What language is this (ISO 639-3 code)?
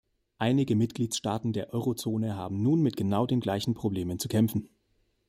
deu